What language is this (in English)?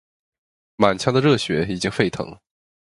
Chinese